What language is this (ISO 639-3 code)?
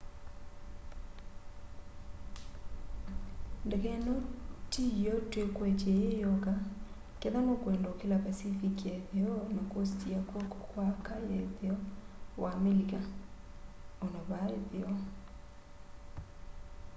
kam